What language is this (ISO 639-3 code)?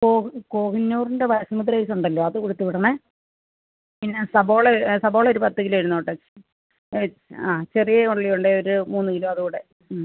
mal